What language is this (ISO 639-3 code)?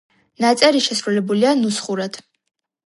kat